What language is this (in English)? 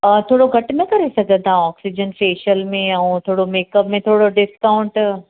Sindhi